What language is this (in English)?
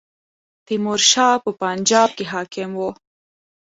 Pashto